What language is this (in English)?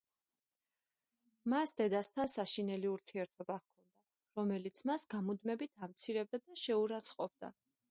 Georgian